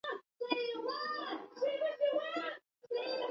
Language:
Chinese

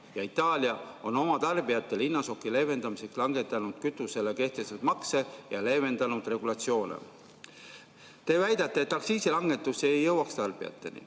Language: Estonian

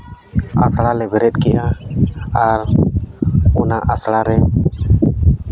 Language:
Santali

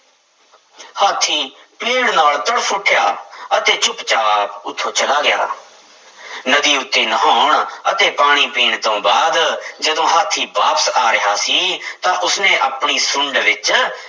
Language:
Punjabi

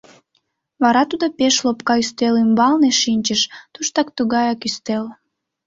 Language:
Mari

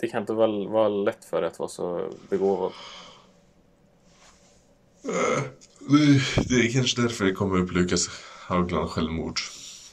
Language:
Swedish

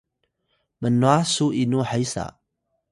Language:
Atayal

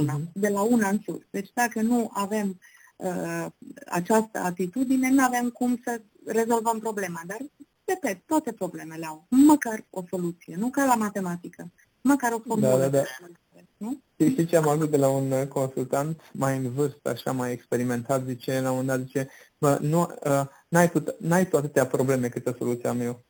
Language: Romanian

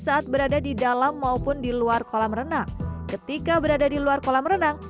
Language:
Indonesian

